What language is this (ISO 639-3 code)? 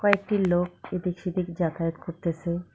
ben